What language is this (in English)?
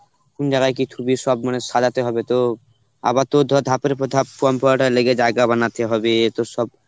Bangla